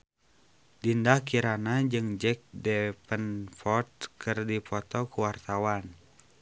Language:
Sundanese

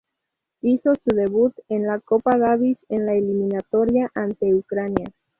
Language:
Spanish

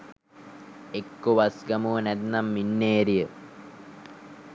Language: Sinhala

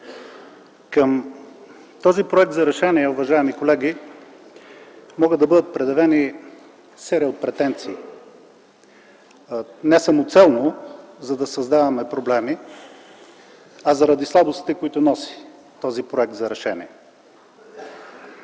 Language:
Bulgarian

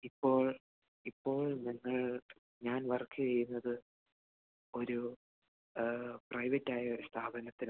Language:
Malayalam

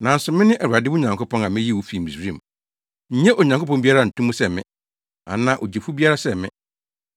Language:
Akan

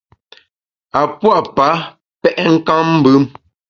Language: Bamun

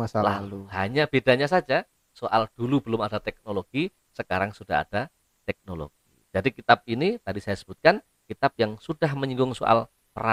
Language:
Indonesian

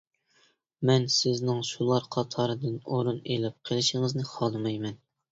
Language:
Uyghur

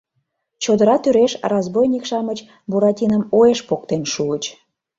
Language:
Mari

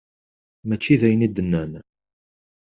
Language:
Kabyle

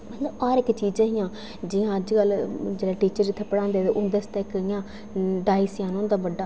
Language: Dogri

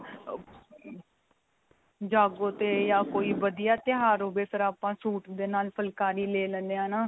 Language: Punjabi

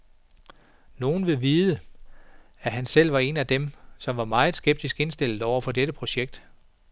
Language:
Danish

